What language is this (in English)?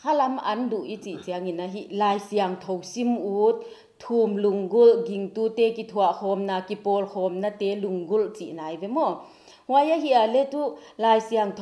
Indonesian